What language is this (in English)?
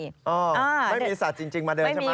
Thai